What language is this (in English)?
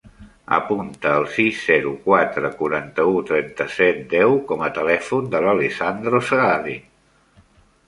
Catalan